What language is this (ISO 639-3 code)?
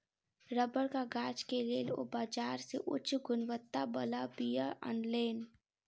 mai